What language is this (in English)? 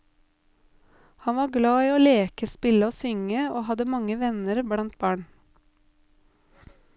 Norwegian